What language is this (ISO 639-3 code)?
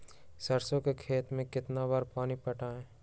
mag